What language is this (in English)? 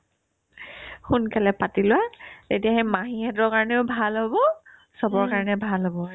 Assamese